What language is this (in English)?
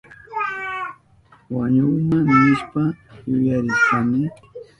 Southern Pastaza Quechua